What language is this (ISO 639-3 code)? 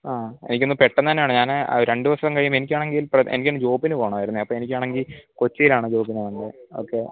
mal